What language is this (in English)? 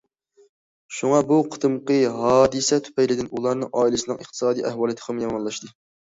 Uyghur